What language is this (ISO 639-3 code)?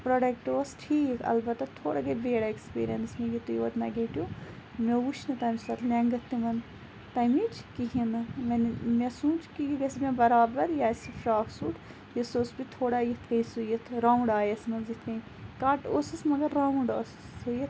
kas